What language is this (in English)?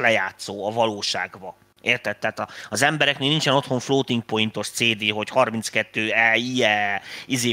Hungarian